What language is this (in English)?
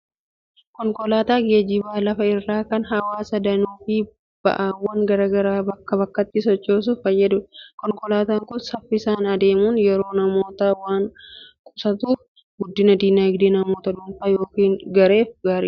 Oromo